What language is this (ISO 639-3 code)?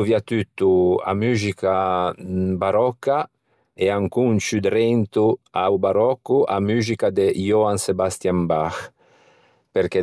lij